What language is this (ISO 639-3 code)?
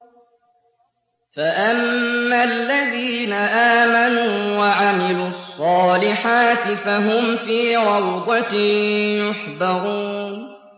ara